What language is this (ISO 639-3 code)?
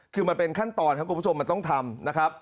tha